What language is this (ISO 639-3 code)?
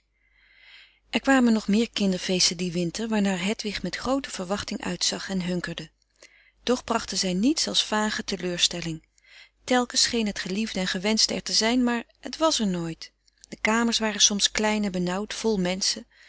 nld